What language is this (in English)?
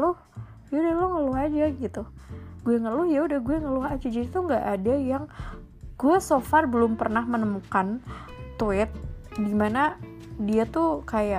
Indonesian